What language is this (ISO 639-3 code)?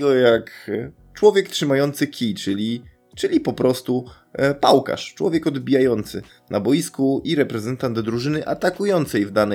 pol